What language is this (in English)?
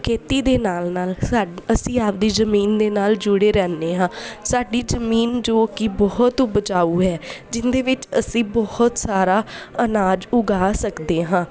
Punjabi